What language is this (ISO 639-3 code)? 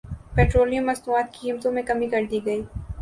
urd